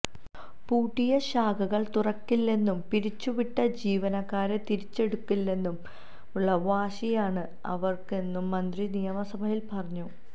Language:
Malayalam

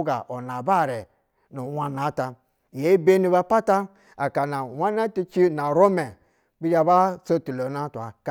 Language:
Basa (Nigeria)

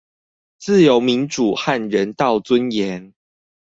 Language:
Chinese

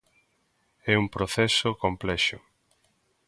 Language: Galician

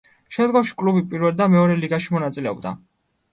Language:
Georgian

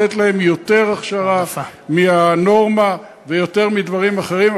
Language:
Hebrew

